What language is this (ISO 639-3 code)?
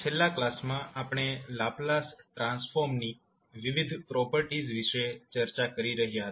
guj